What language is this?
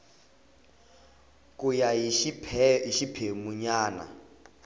Tsonga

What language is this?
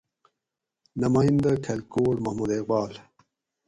Gawri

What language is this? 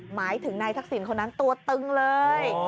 Thai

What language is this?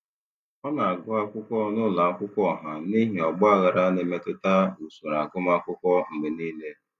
Igbo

